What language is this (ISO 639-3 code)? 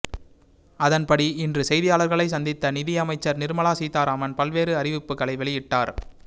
tam